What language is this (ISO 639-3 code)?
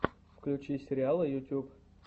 rus